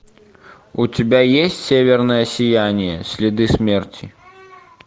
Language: Russian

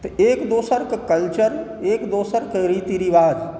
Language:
Maithili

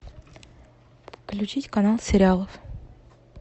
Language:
Russian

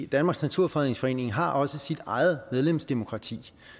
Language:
Danish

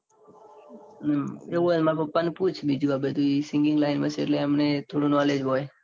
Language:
Gujarati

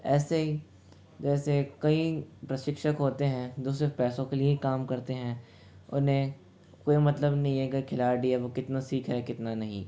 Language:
Hindi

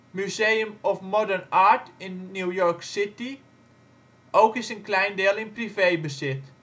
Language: Dutch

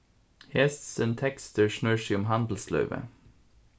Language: Faroese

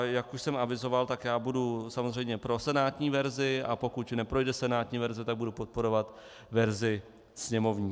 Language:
Czech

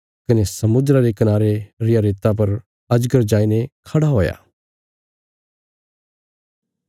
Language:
Bilaspuri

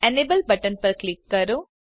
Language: Gujarati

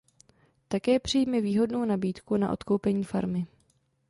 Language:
Czech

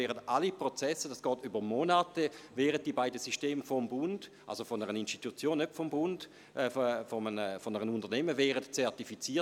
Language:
Swiss German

